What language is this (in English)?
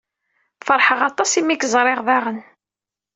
Kabyle